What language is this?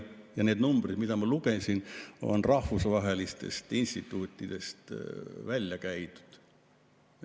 Estonian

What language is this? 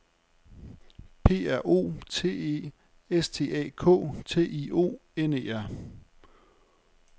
Danish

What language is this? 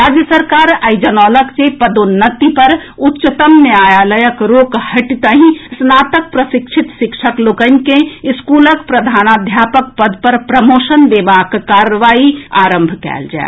Maithili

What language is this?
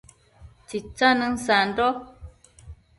Matsés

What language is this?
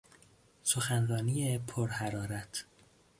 Persian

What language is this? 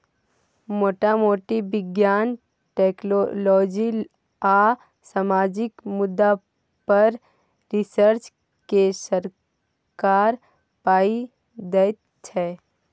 Maithili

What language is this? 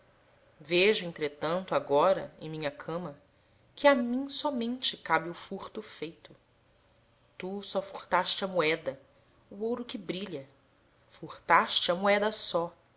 Portuguese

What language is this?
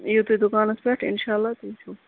Kashmiri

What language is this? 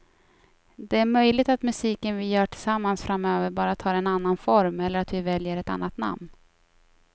Swedish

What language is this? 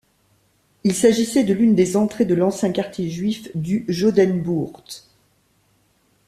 French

